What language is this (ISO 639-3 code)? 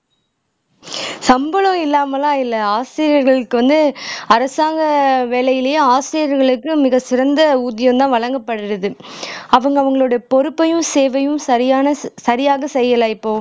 tam